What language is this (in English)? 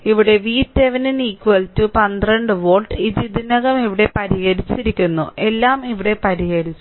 Malayalam